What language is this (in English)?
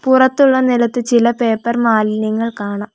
Malayalam